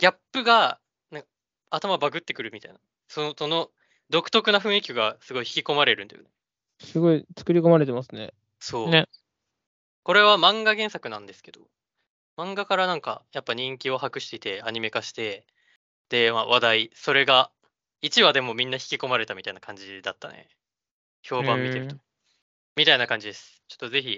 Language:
Japanese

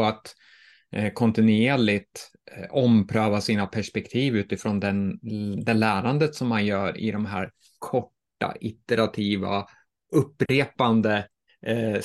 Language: Swedish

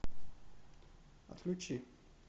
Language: Russian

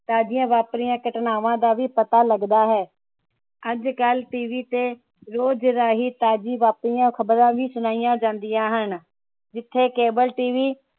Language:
Punjabi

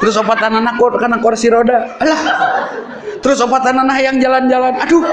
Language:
Indonesian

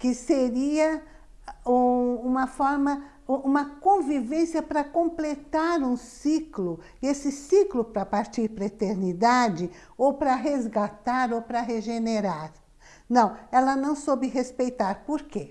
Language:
Portuguese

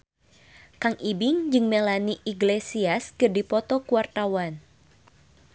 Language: Sundanese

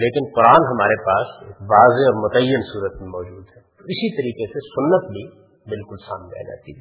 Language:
Urdu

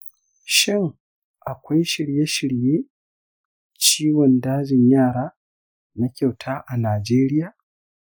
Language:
Hausa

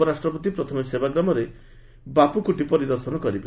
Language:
Odia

